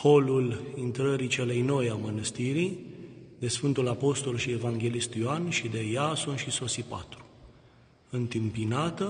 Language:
Romanian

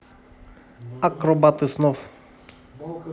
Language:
Russian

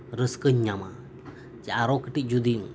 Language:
Santali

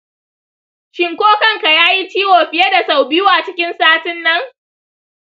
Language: Hausa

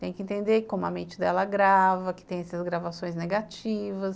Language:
Portuguese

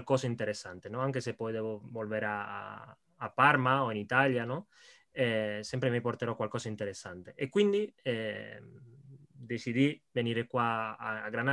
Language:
Italian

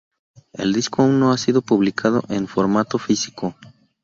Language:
Spanish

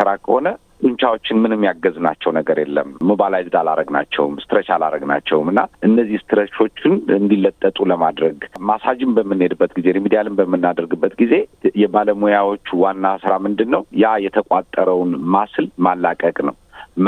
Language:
Amharic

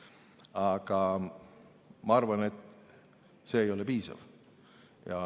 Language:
Estonian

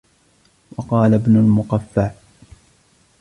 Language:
Arabic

